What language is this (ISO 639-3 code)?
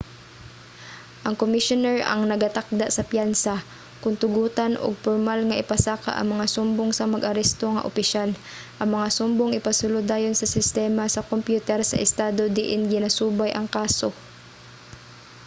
ceb